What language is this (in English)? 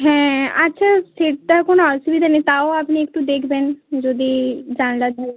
Bangla